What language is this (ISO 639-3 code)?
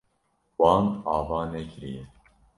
kur